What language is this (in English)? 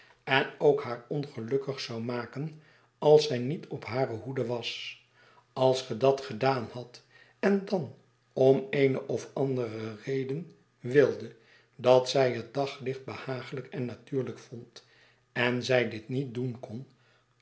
Dutch